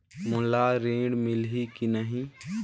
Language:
Chhattisgarhi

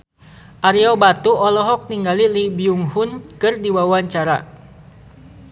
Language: Sundanese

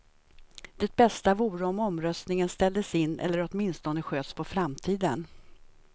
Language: Swedish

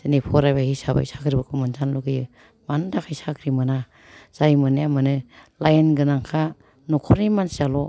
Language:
Bodo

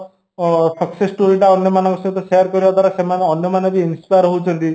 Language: Odia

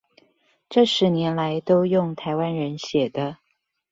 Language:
Chinese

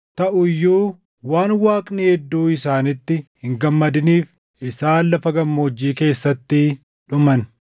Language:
Oromo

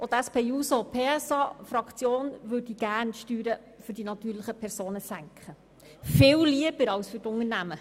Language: Swiss German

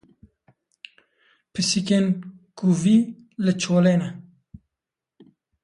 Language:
Kurdish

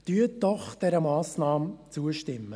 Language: Swiss German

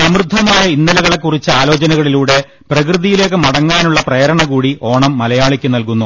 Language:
Malayalam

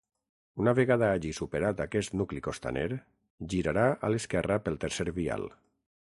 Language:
Catalan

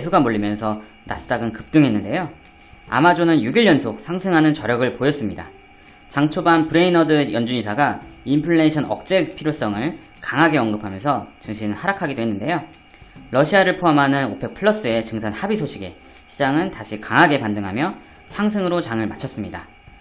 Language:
Korean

